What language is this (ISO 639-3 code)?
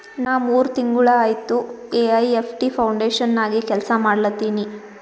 kan